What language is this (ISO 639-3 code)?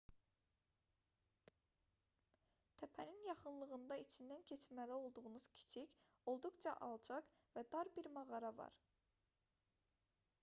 aze